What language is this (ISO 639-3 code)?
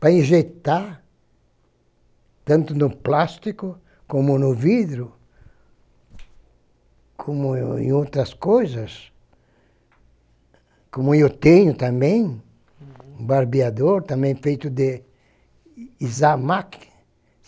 por